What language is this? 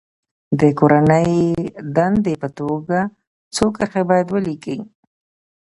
Pashto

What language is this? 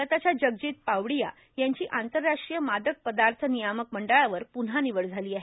Marathi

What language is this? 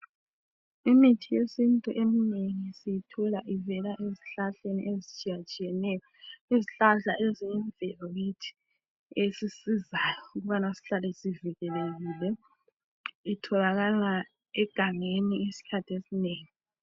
North Ndebele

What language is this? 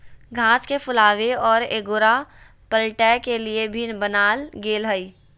Magahi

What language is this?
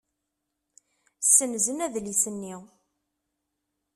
Kabyle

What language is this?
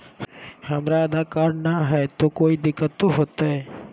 Magahi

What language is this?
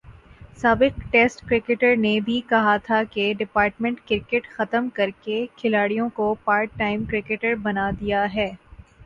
Urdu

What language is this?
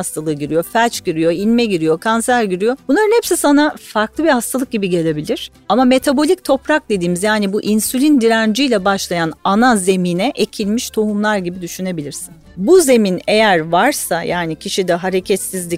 Turkish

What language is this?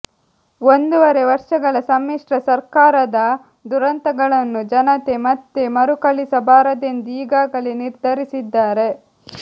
Kannada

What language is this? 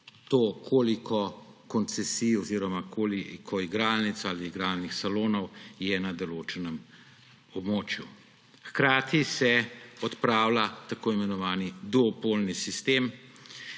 Slovenian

